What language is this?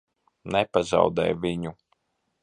Latvian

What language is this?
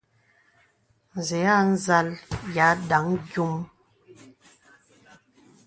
Bebele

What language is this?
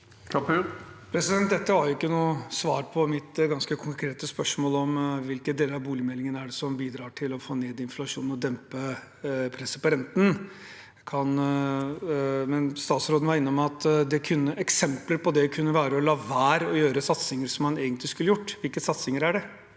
Norwegian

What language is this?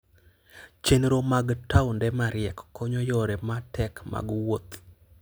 Luo (Kenya and Tanzania)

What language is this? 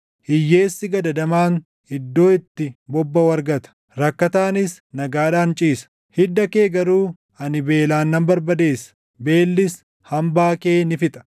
Oromo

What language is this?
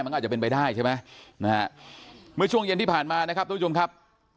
Thai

